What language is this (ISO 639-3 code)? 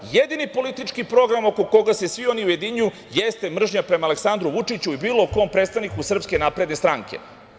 srp